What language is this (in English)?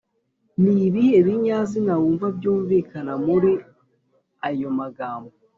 Kinyarwanda